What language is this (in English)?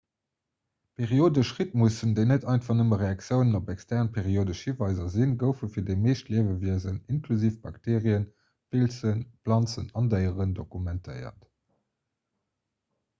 Luxembourgish